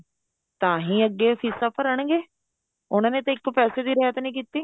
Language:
Punjabi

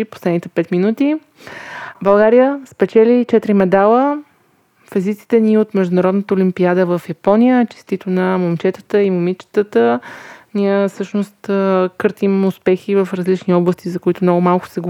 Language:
Bulgarian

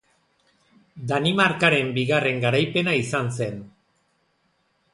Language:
Basque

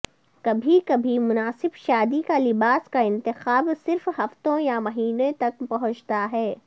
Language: Urdu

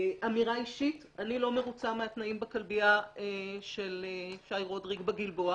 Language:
Hebrew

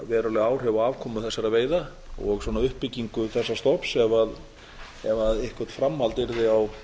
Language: Icelandic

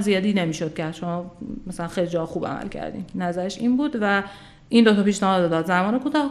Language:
Persian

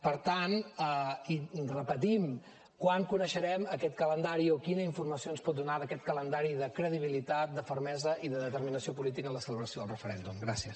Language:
Catalan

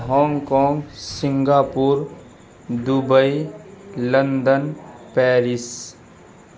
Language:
Urdu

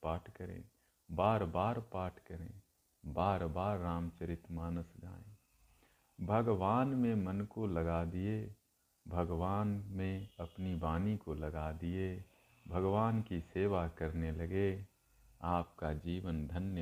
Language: Hindi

